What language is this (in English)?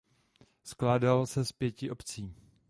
Czech